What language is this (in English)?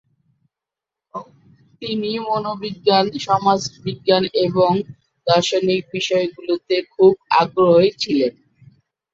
Bangla